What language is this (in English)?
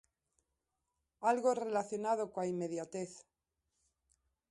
Galician